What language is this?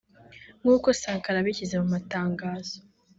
Kinyarwanda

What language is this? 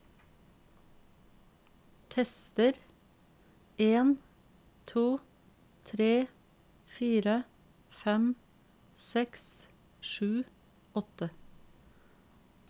Norwegian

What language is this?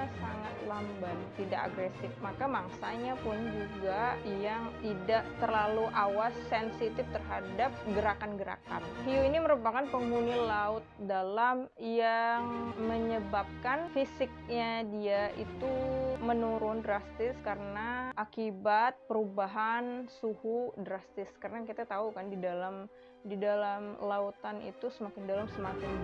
Indonesian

